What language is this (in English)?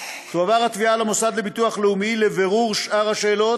Hebrew